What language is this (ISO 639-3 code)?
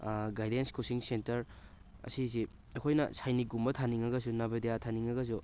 mni